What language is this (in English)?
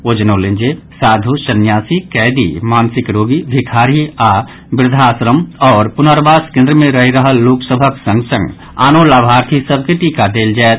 Maithili